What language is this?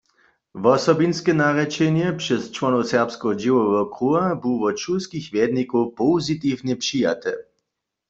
Upper Sorbian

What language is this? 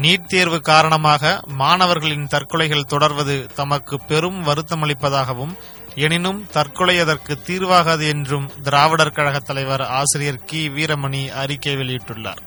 Tamil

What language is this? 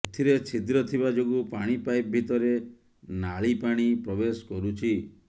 Odia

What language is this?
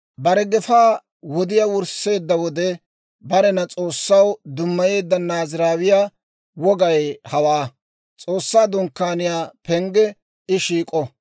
Dawro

